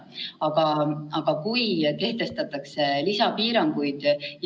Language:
Estonian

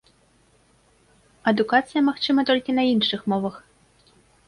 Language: Belarusian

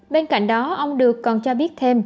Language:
Vietnamese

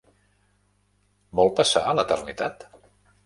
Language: Catalan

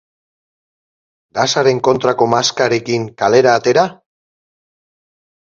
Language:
Basque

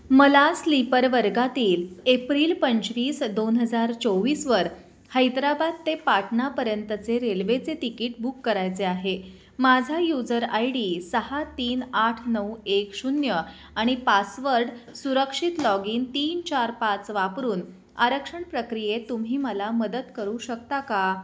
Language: Marathi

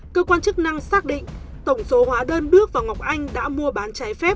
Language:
Vietnamese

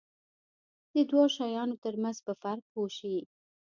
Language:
Pashto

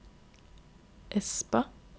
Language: Norwegian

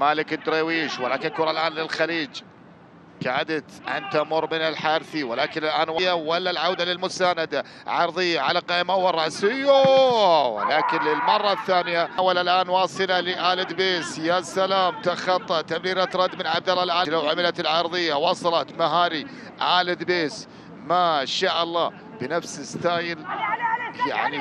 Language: Arabic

